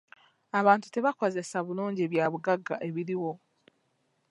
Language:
Ganda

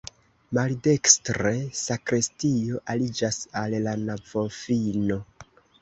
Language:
Esperanto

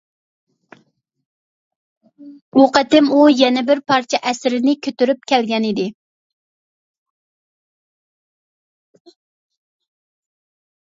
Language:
Uyghur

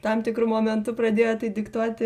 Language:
Lithuanian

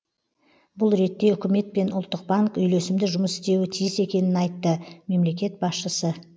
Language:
Kazakh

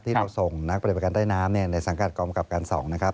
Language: Thai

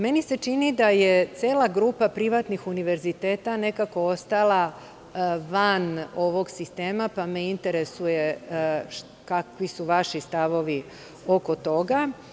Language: Serbian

